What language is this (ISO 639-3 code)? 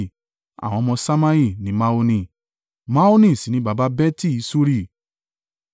yor